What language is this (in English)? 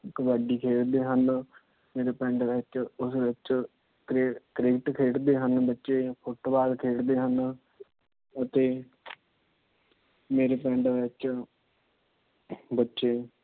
Punjabi